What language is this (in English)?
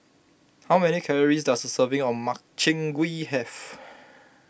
English